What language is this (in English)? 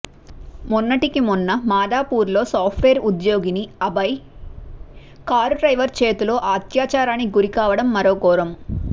Telugu